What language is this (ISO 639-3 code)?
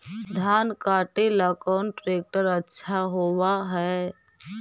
mag